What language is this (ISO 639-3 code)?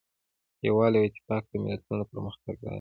pus